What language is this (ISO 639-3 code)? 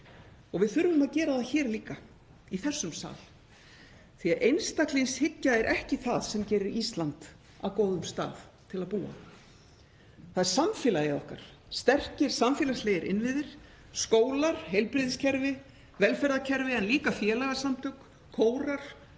isl